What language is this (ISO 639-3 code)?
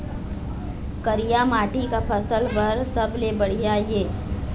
hne